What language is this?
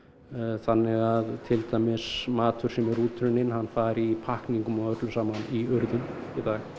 Icelandic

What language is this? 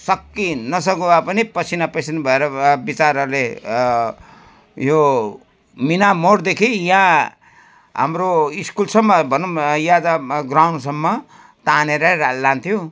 Nepali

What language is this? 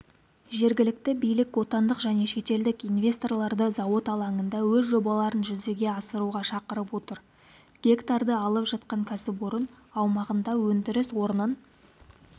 Kazakh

